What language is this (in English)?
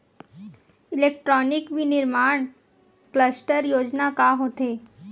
Chhattisgarhi